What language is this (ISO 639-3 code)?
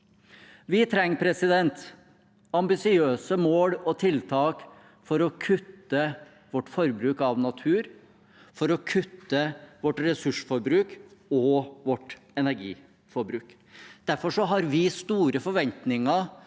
nor